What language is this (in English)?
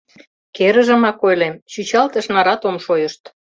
Mari